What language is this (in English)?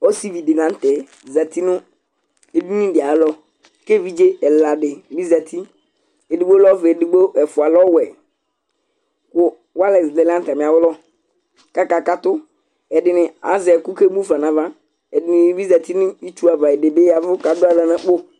Ikposo